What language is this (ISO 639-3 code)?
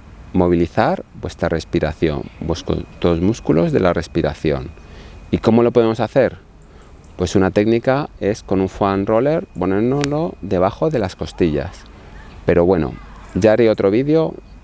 spa